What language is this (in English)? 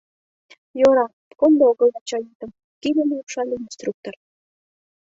Mari